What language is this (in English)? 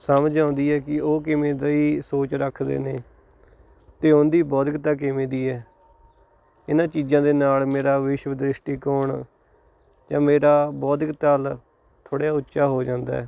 Punjabi